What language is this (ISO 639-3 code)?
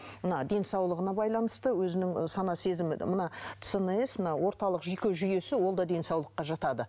kaz